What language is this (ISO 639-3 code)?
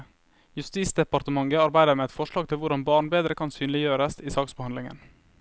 nor